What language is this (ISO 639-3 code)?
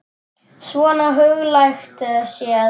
isl